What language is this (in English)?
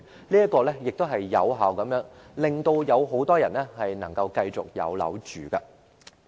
Cantonese